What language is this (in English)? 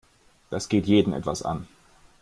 German